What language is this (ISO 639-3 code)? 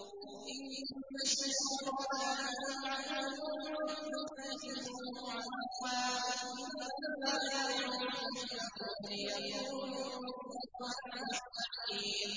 ara